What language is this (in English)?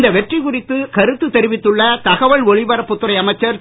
Tamil